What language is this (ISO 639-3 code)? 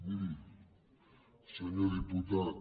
cat